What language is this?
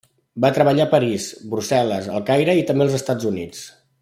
Catalan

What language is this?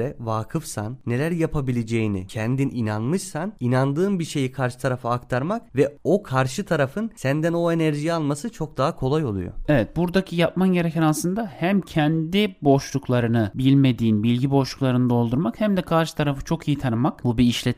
Turkish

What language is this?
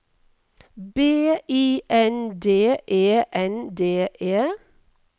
Norwegian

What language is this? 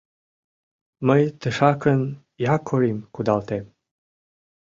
Mari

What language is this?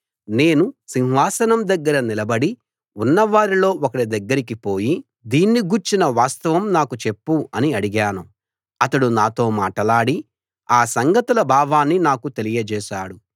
Telugu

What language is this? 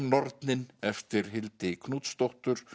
Icelandic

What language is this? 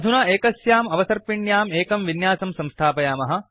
Sanskrit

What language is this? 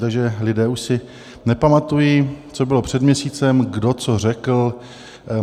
Czech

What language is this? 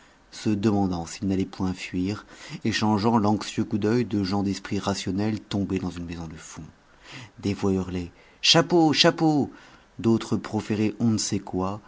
French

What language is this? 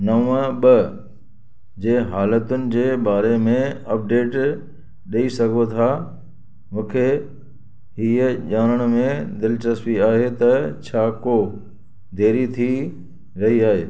Sindhi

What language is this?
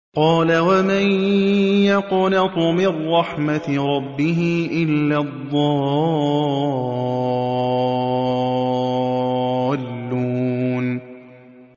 Arabic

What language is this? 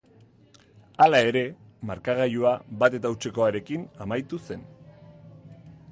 Basque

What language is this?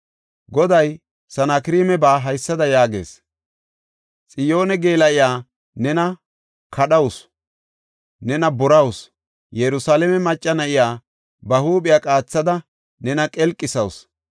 Gofa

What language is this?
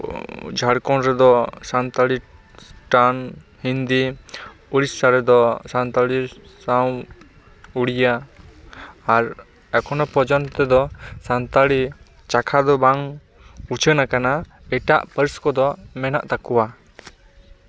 Santali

